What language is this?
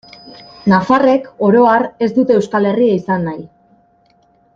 Basque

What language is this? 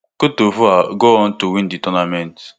Nigerian Pidgin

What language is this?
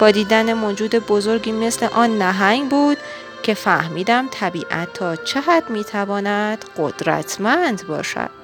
Persian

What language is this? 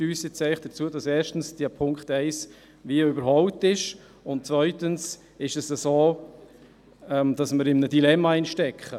Swiss German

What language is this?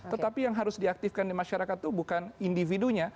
Indonesian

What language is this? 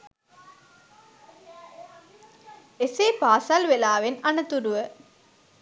Sinhala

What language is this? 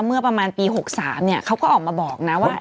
Thai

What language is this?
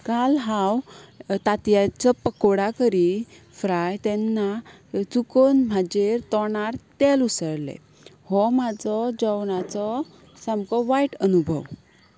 Konkani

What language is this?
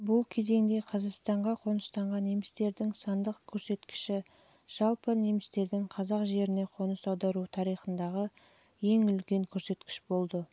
Kazakh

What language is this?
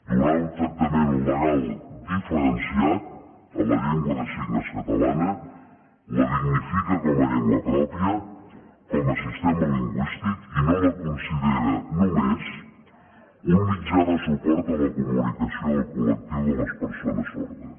Catalan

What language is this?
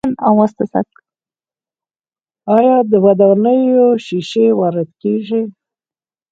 Pashto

